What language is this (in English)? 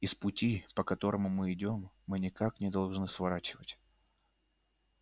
Russian